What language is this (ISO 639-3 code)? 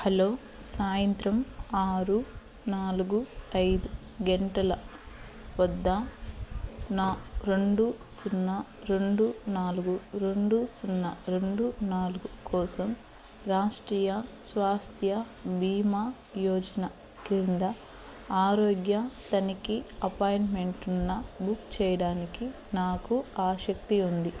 tel